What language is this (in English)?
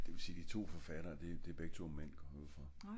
Danish